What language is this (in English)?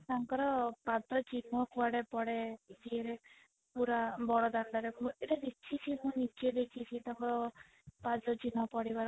Odia